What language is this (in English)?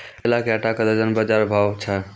Maithili